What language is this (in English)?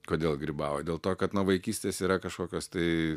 Lithuanian